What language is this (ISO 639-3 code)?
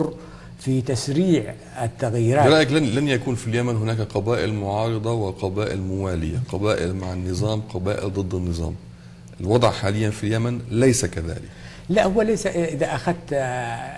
ara